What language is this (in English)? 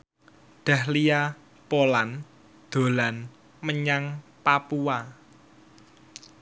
Javanese